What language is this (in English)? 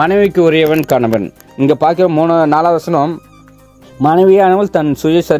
Tamil